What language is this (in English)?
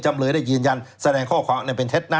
Thai